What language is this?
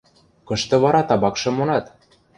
Western Mari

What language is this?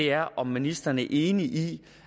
Danish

